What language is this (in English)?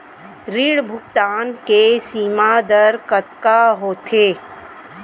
Chhattisgarhi